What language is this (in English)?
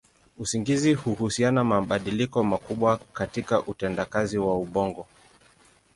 Swahili